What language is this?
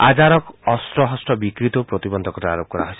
Assamese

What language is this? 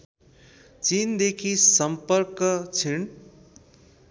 Nepali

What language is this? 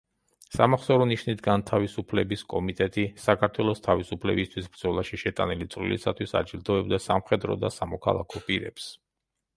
Georgian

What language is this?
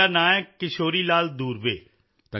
Punjabi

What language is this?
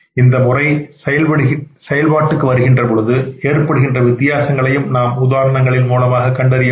Tamil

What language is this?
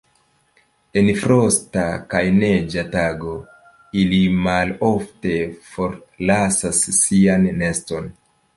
Esperanto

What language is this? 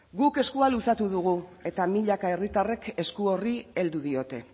Basque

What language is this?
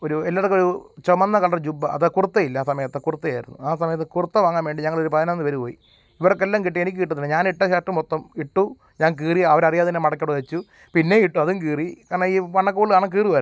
Malayalam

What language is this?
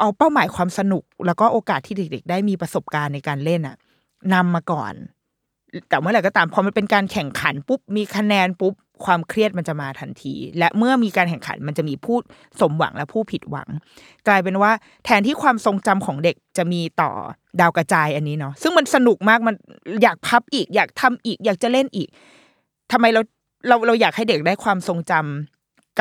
Thai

